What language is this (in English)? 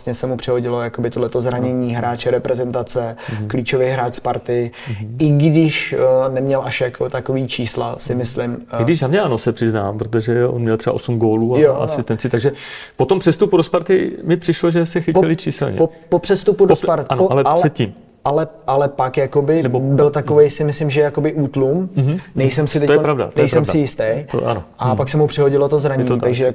Czech